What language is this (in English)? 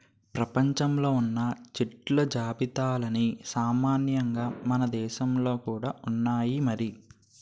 Telugu